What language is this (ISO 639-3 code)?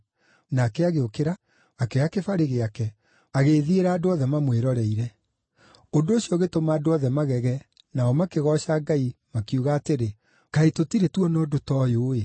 kik